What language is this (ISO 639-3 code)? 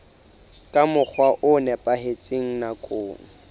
sot